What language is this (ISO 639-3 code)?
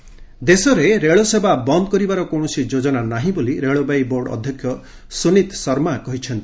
ori